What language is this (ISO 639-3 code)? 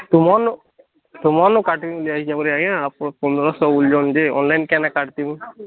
ori